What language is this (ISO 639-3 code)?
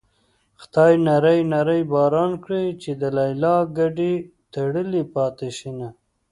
pus